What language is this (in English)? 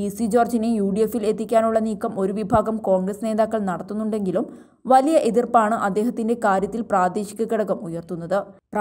English